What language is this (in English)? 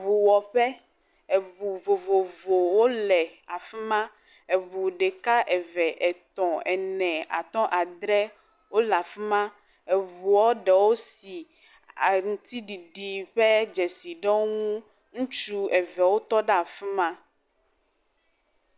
Ewe